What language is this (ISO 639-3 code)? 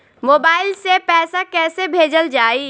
bho